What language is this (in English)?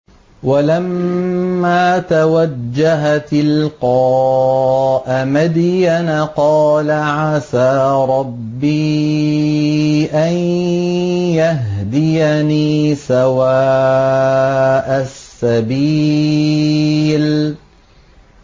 Arabic